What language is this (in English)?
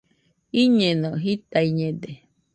Nüpode Huitoto